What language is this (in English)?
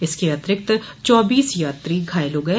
Hindi